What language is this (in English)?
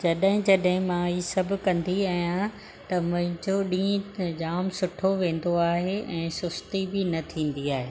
Sindhi